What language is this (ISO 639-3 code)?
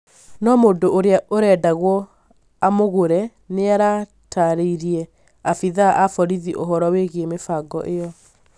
kik